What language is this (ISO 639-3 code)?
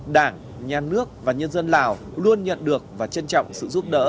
vie